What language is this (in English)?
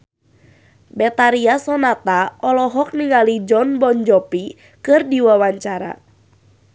Sundanese